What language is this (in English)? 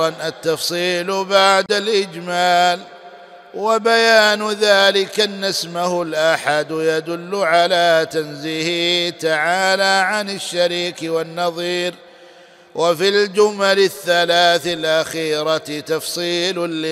Arabic